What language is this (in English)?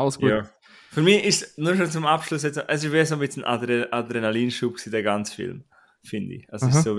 German